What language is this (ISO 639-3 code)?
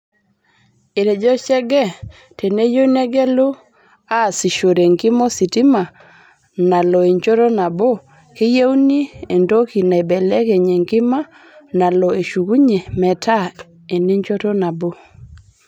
mas